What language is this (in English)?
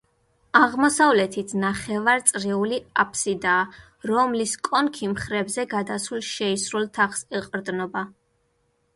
Georgian